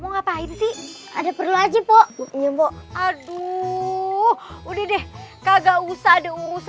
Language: Indonesian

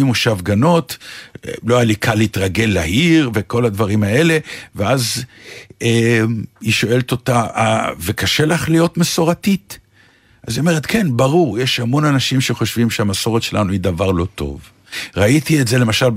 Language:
Hebrew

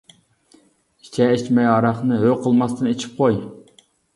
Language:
Uyghur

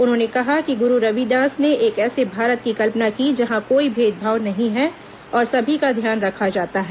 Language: Hindi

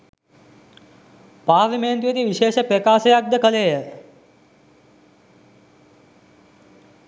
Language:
Sinhala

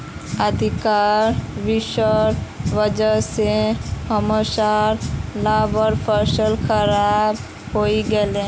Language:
Magahi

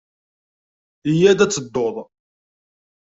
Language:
Kabyle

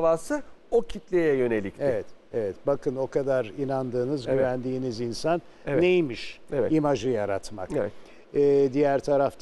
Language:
Turkish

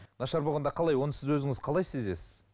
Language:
Kazakh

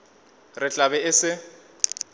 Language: Northern Sotho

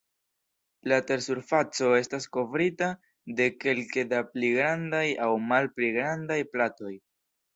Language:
Esperanto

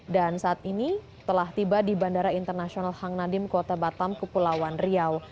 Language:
Indonesian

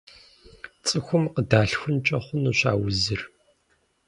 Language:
Kabardian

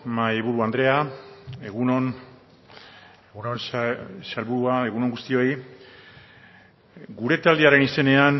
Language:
Basque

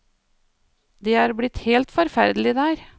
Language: Norwegian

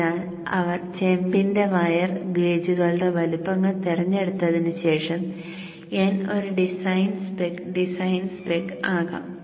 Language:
Malayalam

